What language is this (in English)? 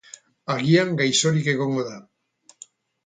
Basque